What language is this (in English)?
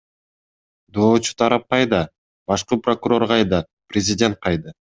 Kyrgyz